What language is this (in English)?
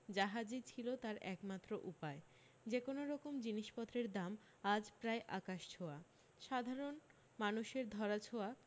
Bangla